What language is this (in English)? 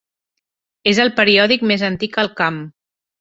Catalan